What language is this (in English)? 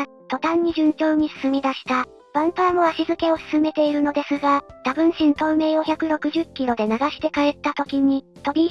Japanese